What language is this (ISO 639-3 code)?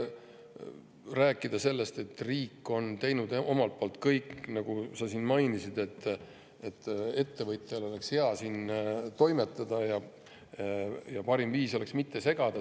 est